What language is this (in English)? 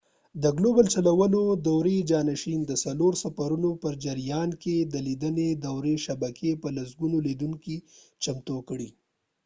Pashto